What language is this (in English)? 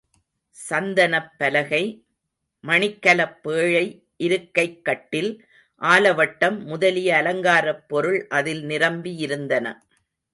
Tamil